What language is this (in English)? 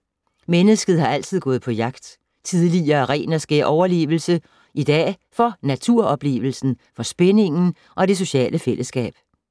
Danish